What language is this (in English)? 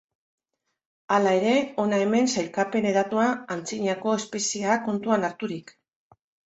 Basque